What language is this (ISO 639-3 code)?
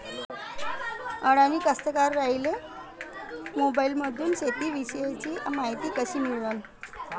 mar